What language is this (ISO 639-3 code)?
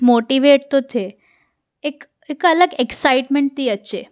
snd